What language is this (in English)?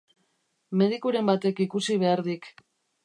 Basque